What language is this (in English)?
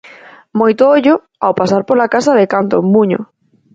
Galician